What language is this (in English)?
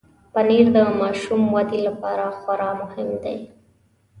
Pashto